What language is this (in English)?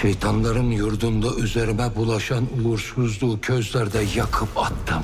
Turkish